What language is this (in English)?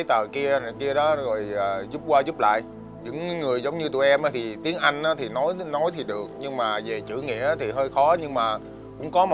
Vietnamese